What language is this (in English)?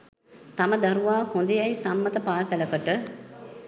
Sinhala